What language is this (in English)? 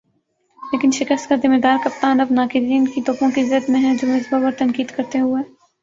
Urdu